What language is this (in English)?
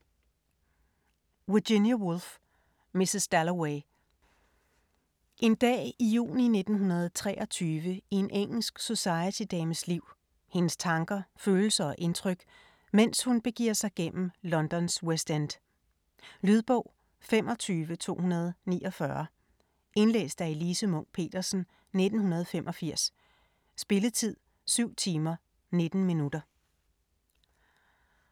Danish